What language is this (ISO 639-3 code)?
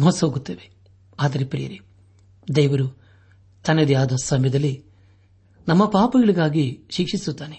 kan